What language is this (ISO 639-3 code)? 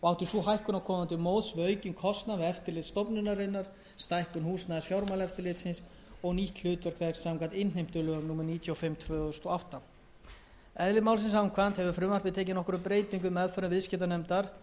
isl